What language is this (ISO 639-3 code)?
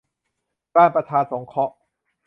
tha